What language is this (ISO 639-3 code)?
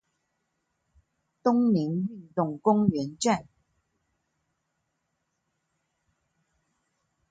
zho